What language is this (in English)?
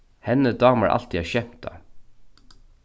Faroese